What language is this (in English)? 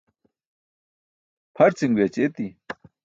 Burushaski